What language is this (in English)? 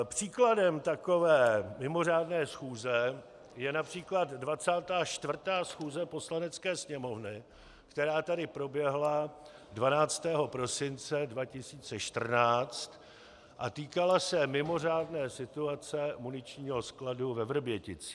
Czech